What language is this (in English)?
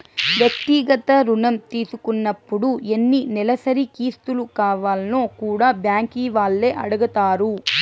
Telugu